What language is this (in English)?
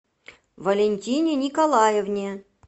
Russian